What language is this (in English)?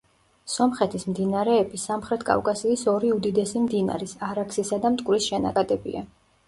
Georgian